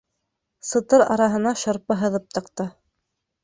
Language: Bashkir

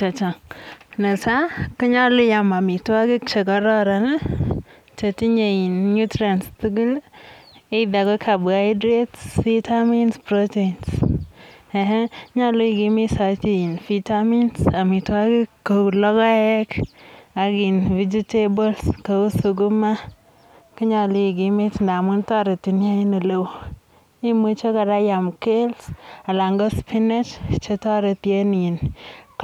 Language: Kalenjin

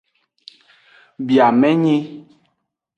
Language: Aja (Benin)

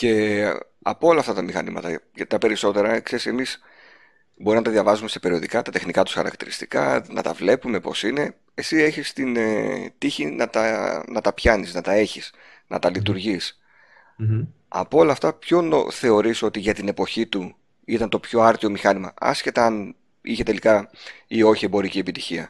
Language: Greek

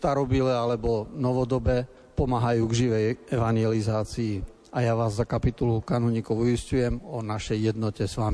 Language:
Slovak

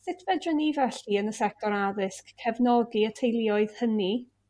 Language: Welsh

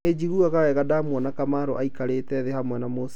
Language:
Kikuyu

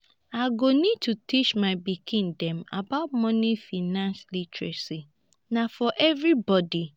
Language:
Nigerian Pidgin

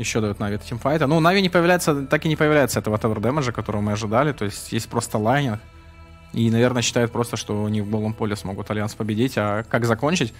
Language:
Russian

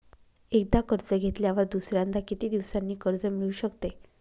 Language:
Marathi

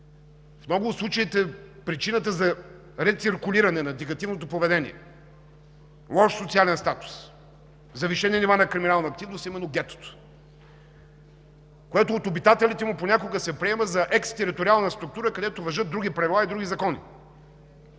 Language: Bulgarian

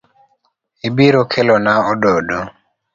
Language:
Luo (Kenya and Tanzania)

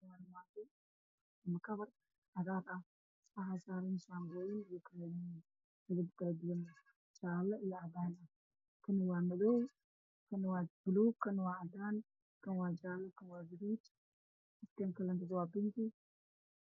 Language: Somali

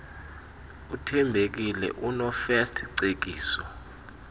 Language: Xhosa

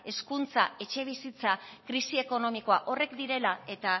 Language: Basque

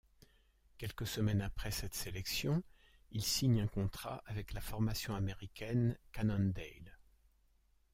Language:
French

